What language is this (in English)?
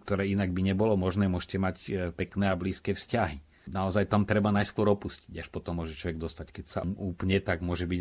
Slovak